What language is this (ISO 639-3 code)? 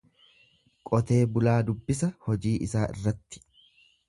orm